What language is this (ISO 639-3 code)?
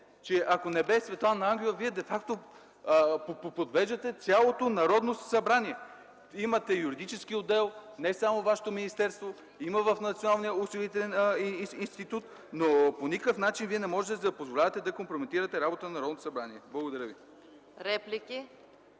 bul